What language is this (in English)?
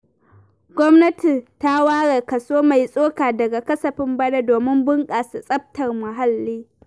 Hausa